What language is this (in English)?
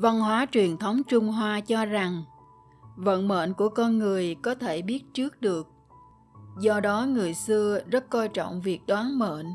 Vietnamese